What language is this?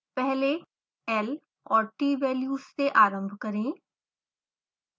Hindi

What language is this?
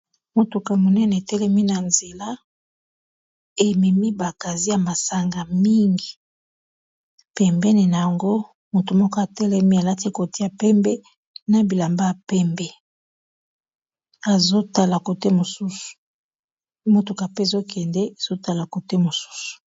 Lingala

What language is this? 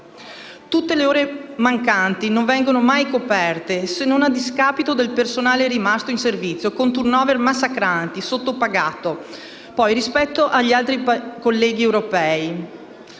Italian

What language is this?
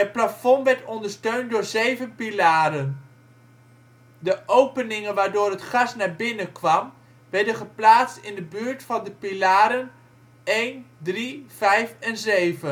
Dutch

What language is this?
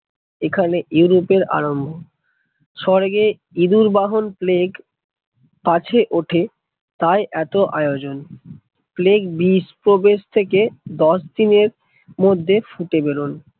Bangla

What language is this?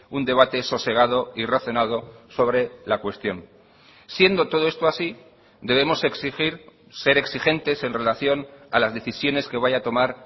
Spanish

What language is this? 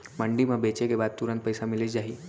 Chhattisgarhi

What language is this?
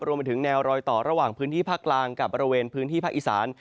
Thai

